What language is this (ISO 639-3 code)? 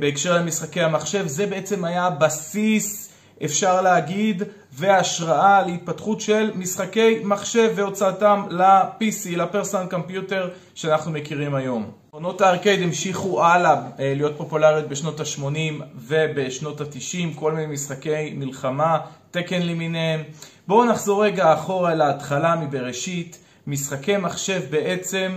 heb